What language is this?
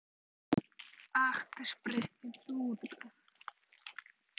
Russian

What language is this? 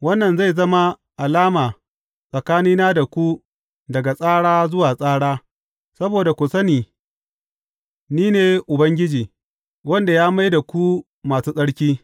Hausa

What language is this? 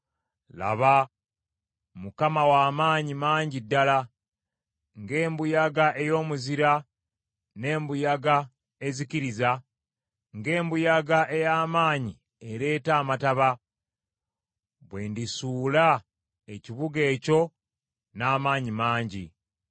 Ganda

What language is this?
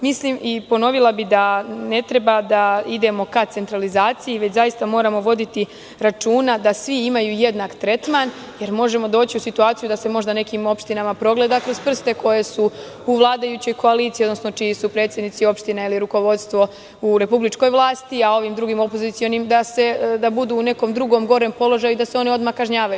Serbian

